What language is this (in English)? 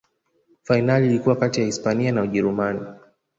Swahili